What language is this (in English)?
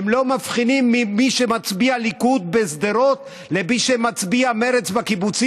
Hebrew